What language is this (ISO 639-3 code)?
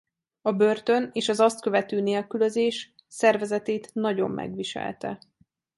hun